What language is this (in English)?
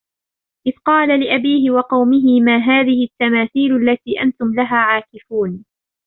Arabic